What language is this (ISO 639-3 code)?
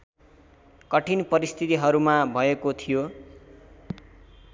nep